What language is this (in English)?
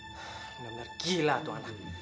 Indonesian